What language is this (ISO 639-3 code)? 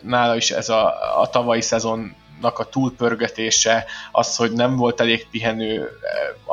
hun